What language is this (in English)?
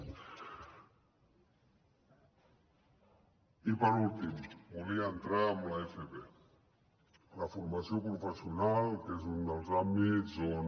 Catalan